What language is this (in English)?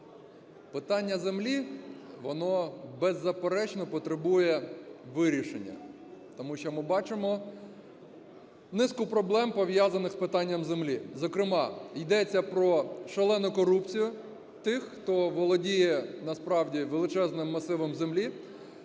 Ukrainian